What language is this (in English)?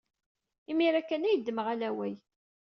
Kabyle